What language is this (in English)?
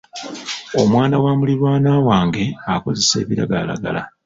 Ganda